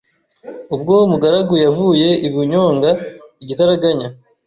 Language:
Kinyarwanda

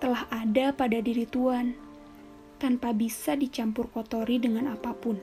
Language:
Indonesian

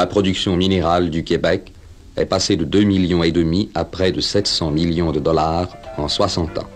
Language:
French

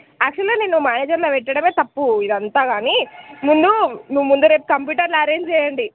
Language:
Telugu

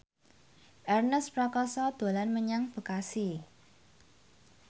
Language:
Javanese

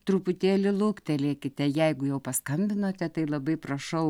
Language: Lithuanian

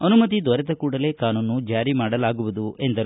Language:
Kannada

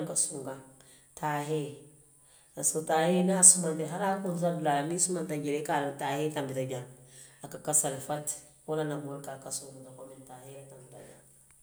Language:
Western Maninkakan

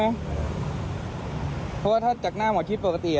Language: Thai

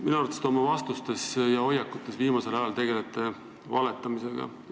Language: Estonian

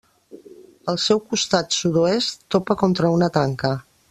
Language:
Catalan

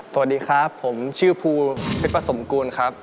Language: Thai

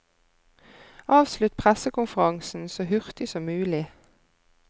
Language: Norwegian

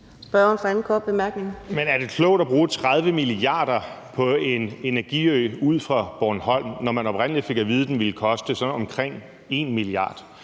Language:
Danish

